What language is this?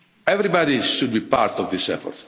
English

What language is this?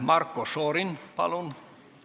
Estonian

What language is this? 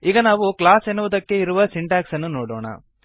Kannada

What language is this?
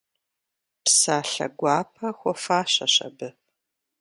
Kabardian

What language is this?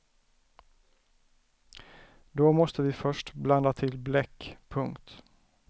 Swedish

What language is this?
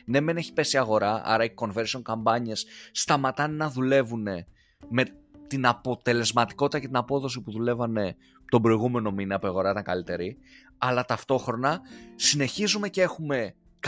Greek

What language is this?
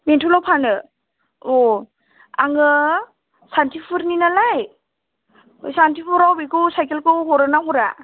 Bodo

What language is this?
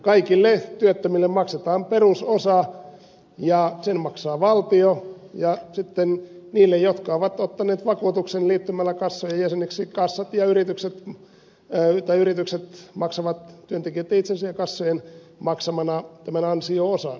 Finnish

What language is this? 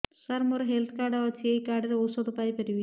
Odia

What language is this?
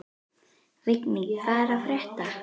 Icelandic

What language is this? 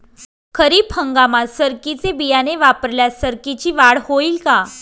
Marathi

